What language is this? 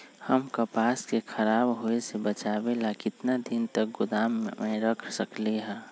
Magahi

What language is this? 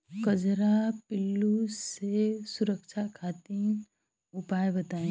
Bhojpuri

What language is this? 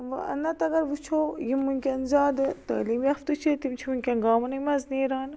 Kashmiri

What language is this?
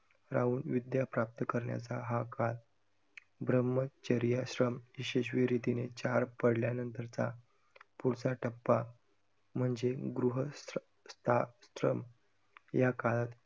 Marathi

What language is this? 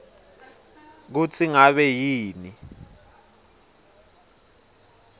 Swati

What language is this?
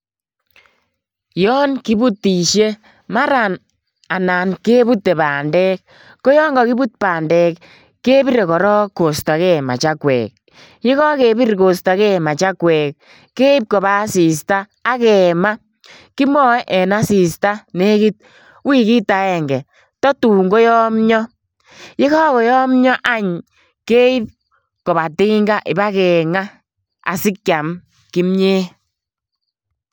Kalenjin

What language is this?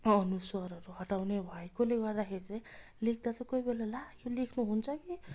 Nepali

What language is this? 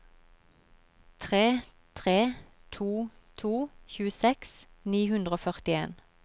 Norwegian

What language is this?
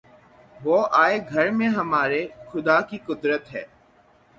Urdu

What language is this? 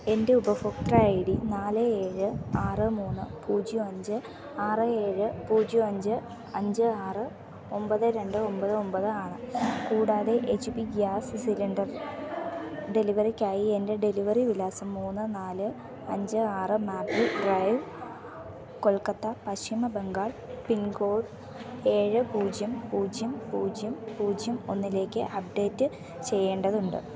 Malayalam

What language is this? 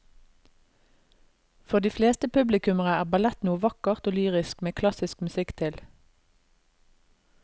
Norwegian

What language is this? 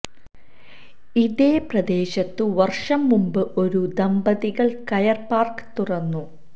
Malayalam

